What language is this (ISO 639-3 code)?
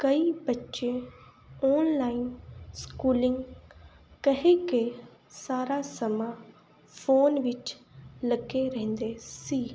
pan